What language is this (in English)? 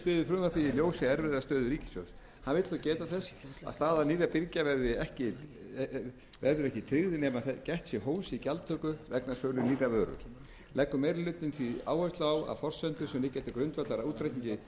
Icelandic